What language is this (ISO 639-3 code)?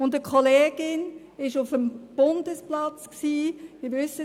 gsw